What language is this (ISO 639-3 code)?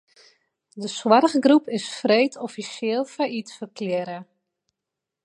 fry